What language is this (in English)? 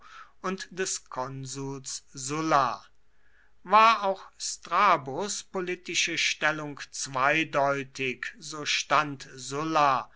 German